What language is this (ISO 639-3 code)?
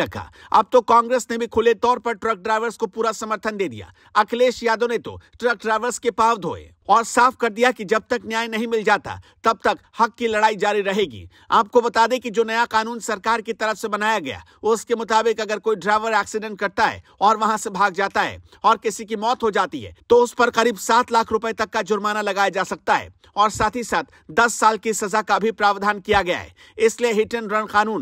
hin